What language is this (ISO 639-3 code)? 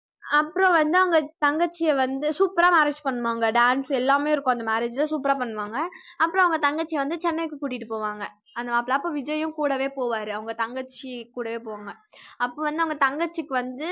tam